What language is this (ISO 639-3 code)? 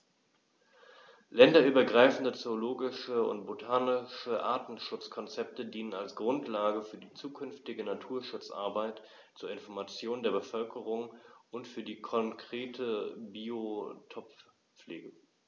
deu